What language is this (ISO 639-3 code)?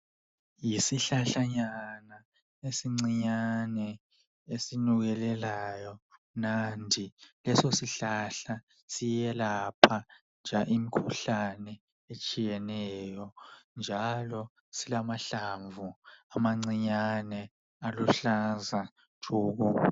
nde